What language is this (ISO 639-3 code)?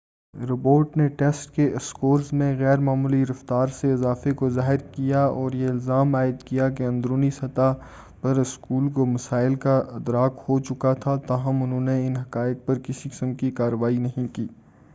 urd